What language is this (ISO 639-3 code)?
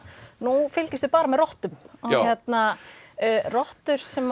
isl